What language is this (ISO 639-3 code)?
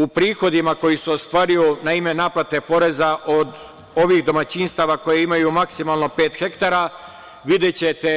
srp